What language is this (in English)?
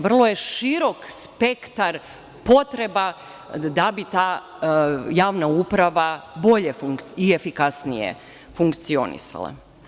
Serbian